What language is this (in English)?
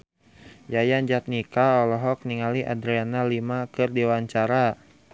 Sundanese